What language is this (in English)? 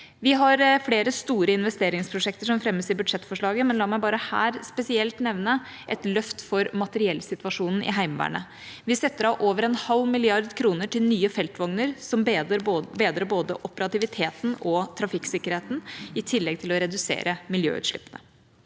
Norwegian